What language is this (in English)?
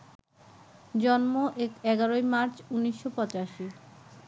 Bangla